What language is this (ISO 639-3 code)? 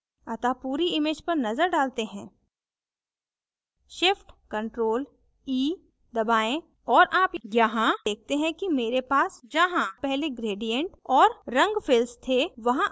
hin